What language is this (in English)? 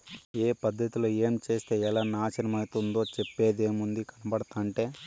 Telugu